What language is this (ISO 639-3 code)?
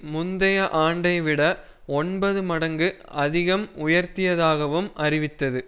tam